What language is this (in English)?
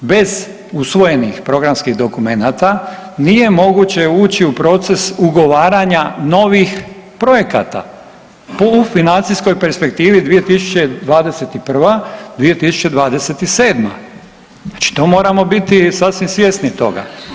Croatian